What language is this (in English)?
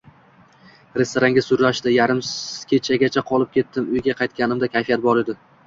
Uzbek